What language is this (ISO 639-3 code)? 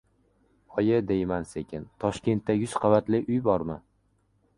uzb